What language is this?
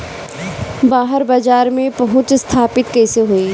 Bhojpuri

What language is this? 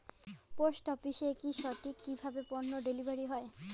Bangla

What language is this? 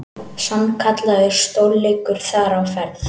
Icelandic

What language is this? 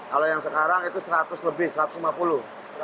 Indonesian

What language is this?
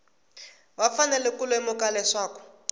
Tsonga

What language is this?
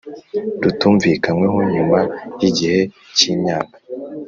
Kinyarwanda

